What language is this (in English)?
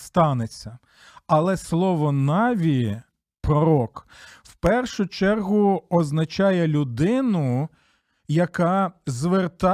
Ukrainian